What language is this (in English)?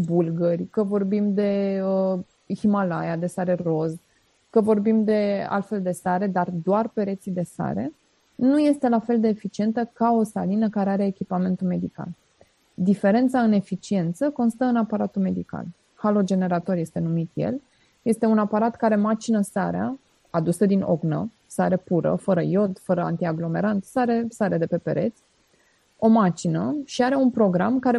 Romanian